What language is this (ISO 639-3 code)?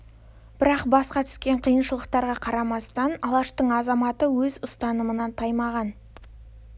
kaz